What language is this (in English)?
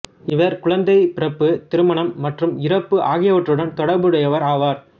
Tamil